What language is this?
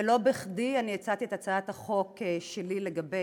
Hebrew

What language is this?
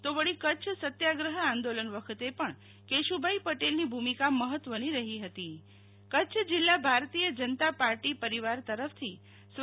Gujarati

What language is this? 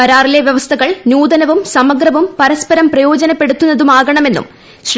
Malayalam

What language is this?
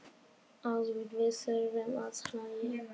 Icelandic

